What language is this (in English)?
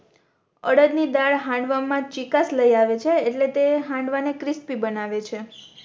Gujarati